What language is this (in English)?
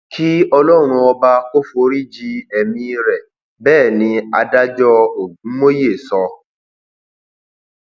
Yoruba